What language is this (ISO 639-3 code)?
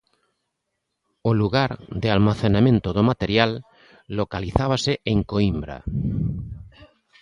glg